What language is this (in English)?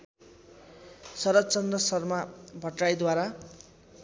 Nepali